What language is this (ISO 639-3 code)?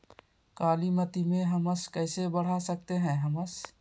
mag